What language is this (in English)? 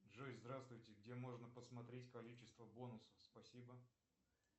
Russian